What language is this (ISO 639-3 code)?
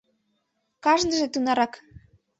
chm